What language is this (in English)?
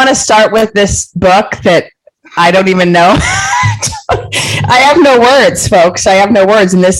English